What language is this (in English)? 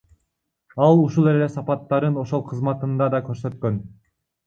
Kyrgyz